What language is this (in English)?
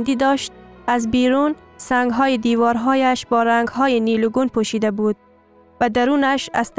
Persian